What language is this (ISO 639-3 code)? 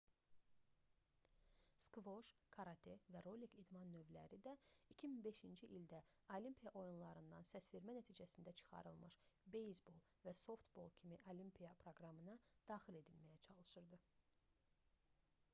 aze